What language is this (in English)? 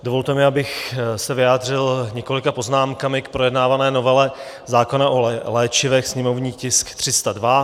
Czech